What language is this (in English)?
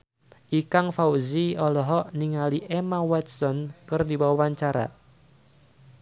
Sundanese